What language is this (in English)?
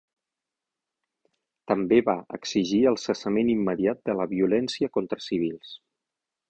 Catalan